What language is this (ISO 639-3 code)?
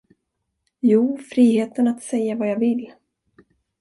swe